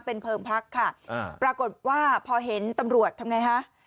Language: Thai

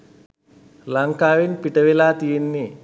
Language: Sinhala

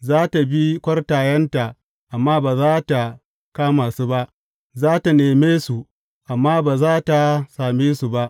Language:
Hausa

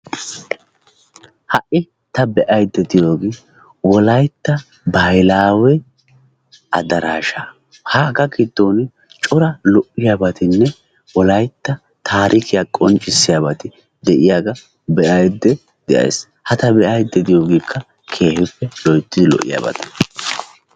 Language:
Wolaytta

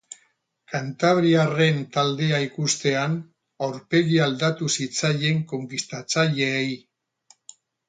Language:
Basque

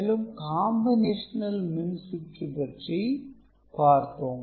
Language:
Tamil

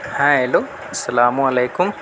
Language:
Urdu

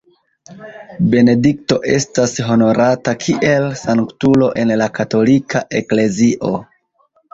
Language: Esperanto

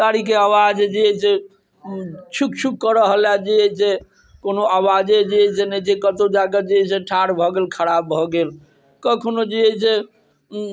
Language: Maithili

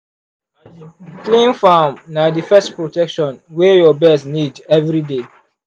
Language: Nigerian Pidgin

